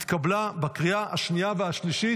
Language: Hebrew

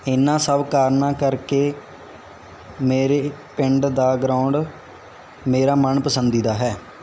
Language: Punjabi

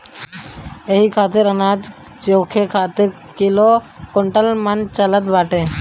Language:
Bhojpuri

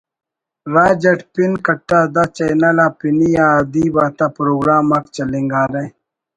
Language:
Brahui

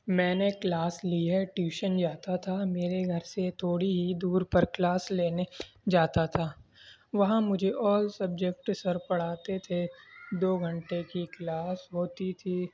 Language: Urdu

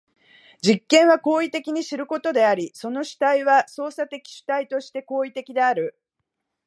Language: Japanese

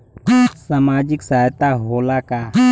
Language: Bhojpuri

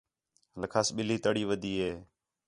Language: Khetrani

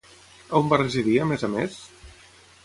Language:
Catalan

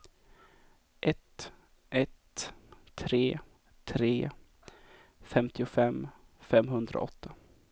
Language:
Swedish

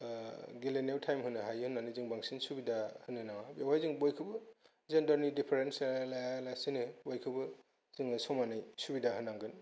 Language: Bodo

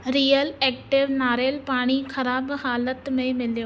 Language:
Sindhi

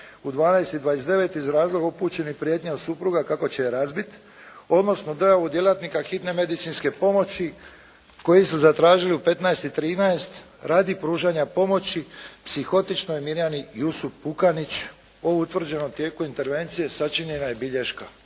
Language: Croatian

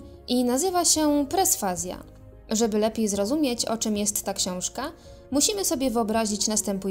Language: Polish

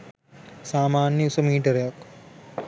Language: Sinhala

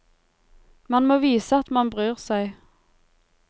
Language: Norwegian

